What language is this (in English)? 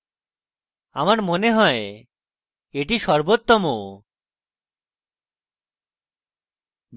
Bangla